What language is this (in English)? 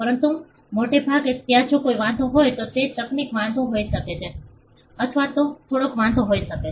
Gujarati